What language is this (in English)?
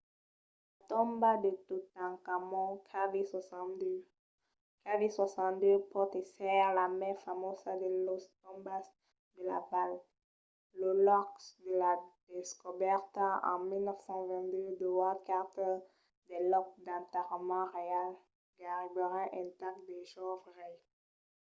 Occitan